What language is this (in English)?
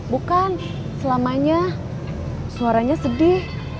Indonesian